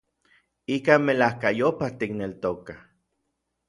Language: Orizaba Nahuatl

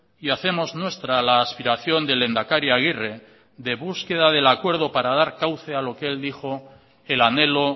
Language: Spanish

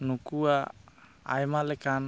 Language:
Santali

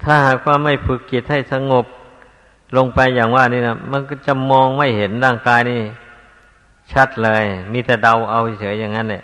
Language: Thai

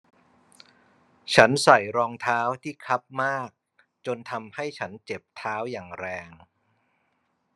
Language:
Thai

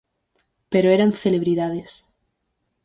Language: Galician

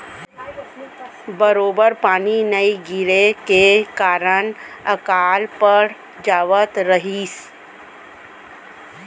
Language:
Chhattisgarhi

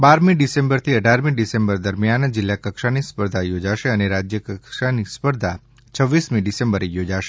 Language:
Gujarati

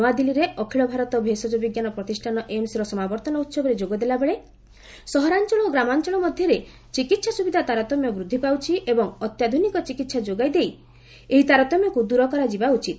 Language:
Odia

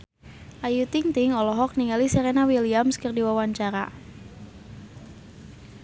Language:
Sundanese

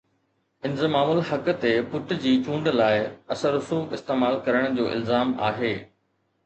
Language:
Sindhi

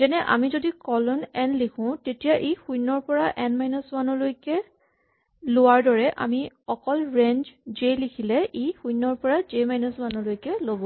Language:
Assamese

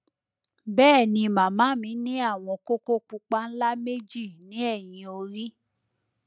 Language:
Yoruba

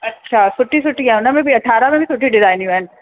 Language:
Sindhi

